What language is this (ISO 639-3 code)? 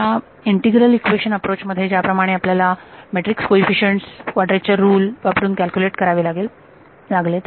mar